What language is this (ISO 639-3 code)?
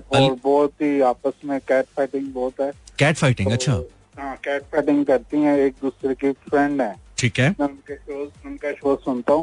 hin